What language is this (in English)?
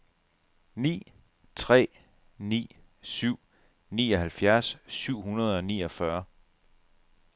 Danish